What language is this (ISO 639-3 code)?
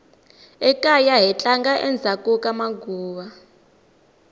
tso